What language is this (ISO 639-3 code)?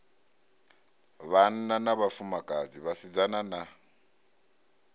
ven